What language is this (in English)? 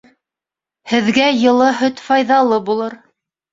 Bashkir